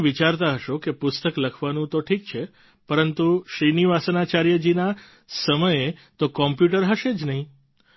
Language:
Gujarati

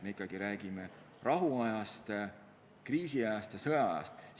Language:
Estonian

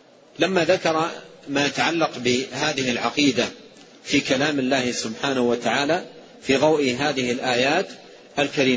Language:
Arabic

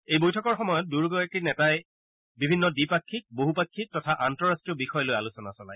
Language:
Assamese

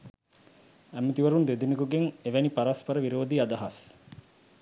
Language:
Sinhala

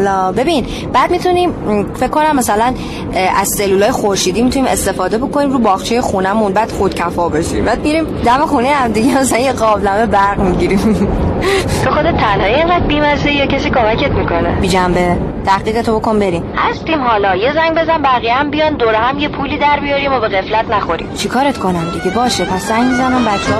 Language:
Persian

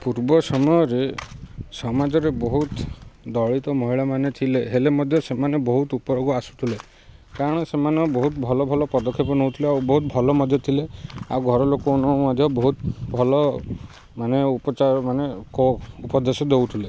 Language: Odia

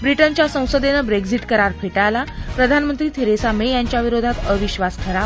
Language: Marathi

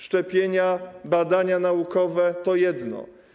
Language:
Polish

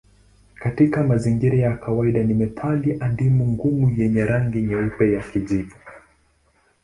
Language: Swahili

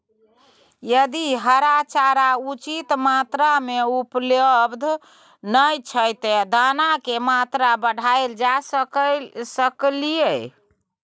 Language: Maithili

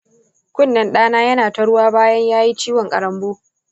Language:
Hausa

